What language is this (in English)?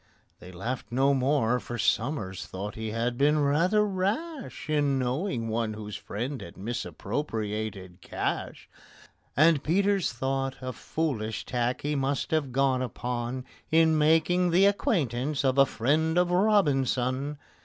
English